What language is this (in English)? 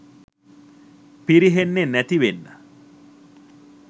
Sinhala